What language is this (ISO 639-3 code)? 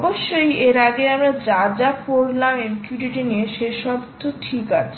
ben